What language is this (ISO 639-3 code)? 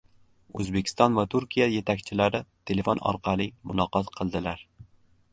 uzb